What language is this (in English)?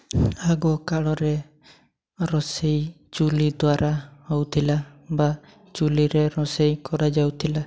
Odia